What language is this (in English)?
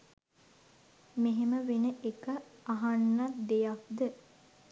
Sinhala